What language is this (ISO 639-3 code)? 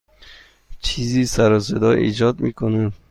fas